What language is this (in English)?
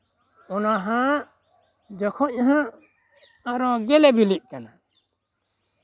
Santali